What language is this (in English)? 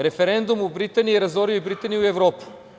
Serbian